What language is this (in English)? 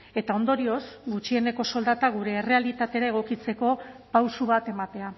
Basque